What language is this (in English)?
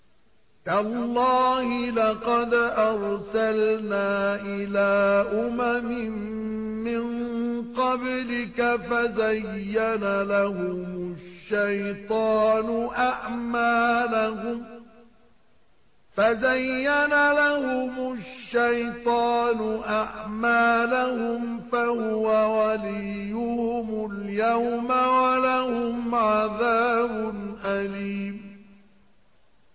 Arabic